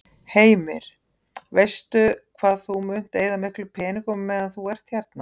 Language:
Icelandic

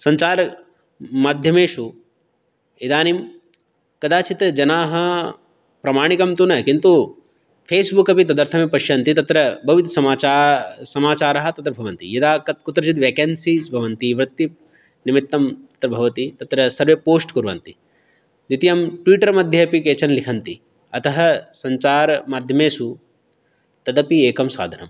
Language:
Sanskrit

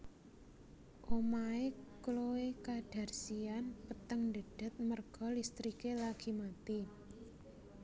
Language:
Javanese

